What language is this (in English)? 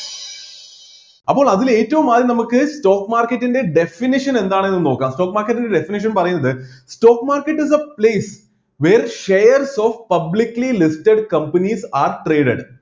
Malayalam